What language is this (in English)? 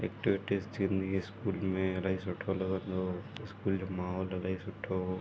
Sindhi